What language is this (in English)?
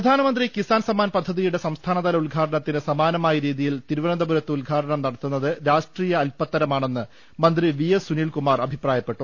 Malayalam